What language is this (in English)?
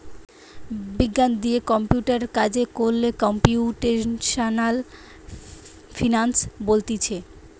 Bangla